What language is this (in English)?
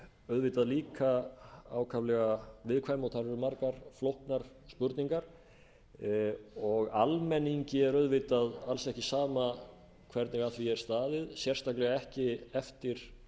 Icelandic